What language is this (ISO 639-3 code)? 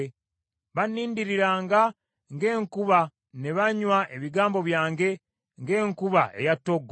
lug